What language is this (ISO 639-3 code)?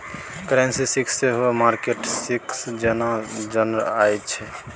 mai